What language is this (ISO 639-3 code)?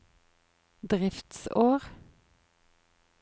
nor